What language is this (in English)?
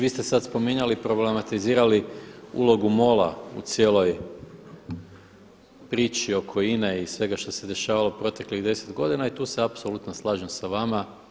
Croatian